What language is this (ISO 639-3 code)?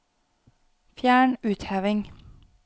nor